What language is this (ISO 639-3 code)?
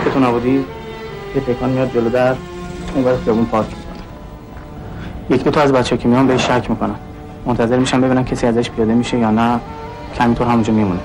fas